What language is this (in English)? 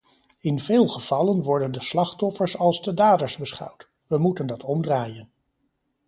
Dutch